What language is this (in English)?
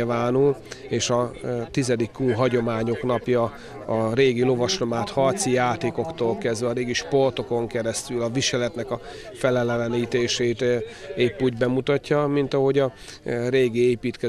Hungarian